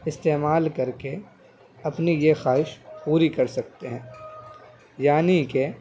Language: Urdu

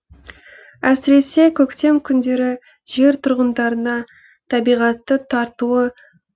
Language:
Kazakh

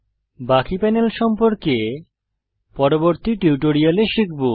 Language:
Bangla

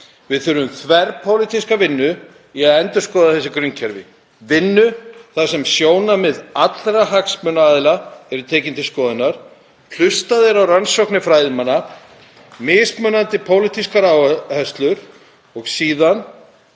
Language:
Icelandic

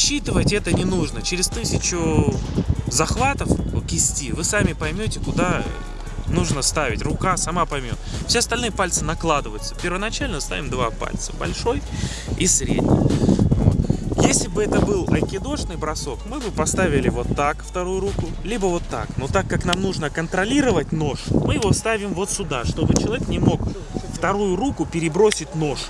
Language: Russian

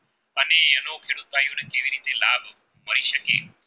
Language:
Gujarati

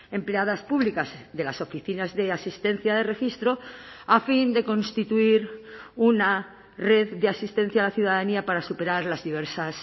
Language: Spanish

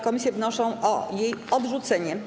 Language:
Polish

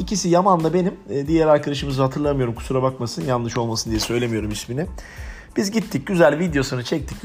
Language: Turkish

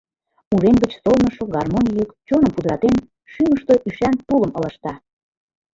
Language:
Mari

